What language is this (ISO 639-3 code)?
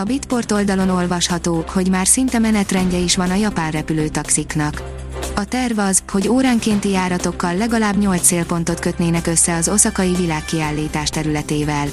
hun